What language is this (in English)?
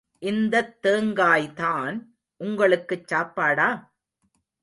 Tamil